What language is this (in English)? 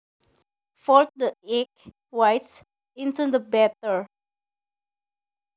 Javanese